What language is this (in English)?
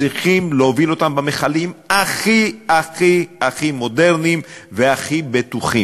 Hebrew